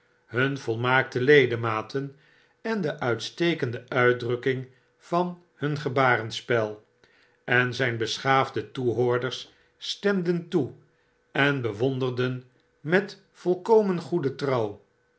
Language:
Dutch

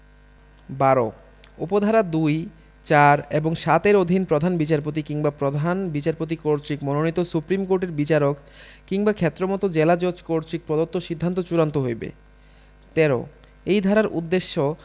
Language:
Bangla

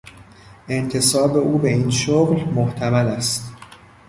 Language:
Persian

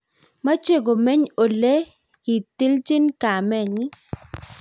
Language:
Kalenjin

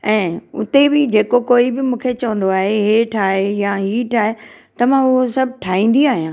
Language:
Sindhi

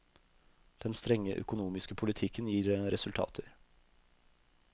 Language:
Norwegian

